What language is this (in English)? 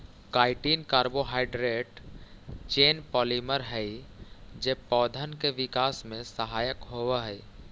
Magahi